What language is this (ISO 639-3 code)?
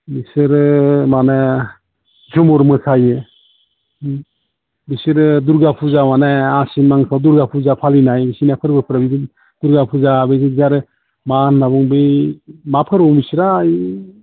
brx